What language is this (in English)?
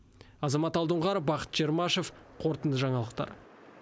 Kazakh